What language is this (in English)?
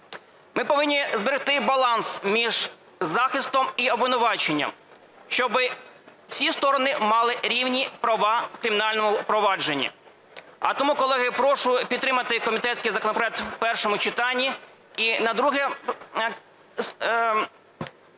Ukrainian